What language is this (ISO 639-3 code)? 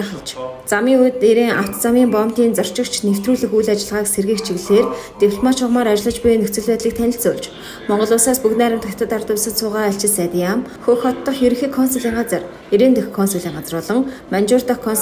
ron